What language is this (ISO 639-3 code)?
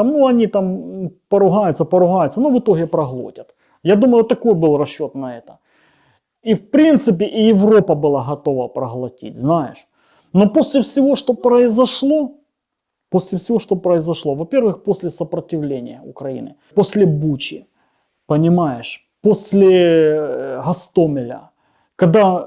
rus